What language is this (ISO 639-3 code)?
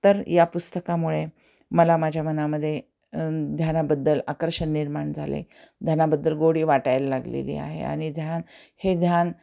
mar